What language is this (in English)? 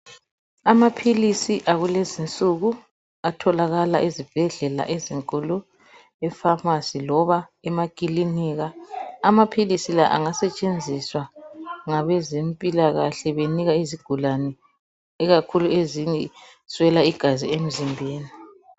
North Ndebele